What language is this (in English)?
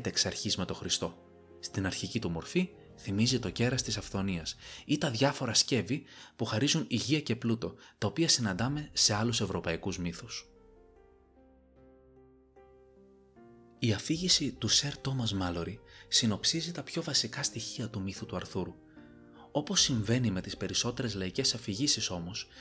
Greek